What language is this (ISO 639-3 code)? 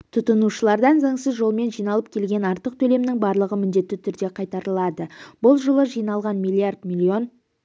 kaz